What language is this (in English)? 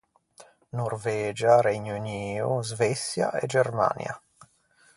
Ligurian